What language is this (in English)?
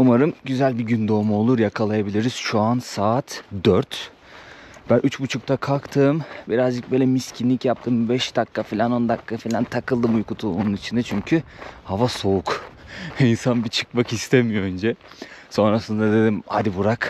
Turkish